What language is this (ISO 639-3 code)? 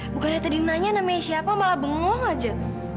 ind